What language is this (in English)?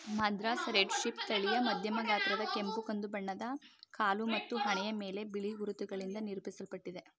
Kannada